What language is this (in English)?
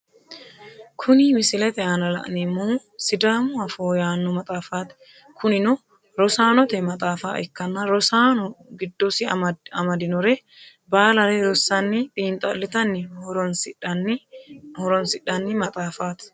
Sidamo